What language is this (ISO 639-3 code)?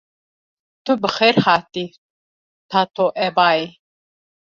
kur